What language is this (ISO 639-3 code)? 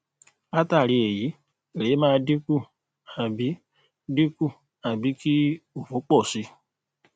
yor